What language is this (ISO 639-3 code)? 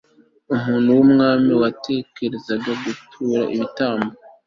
kin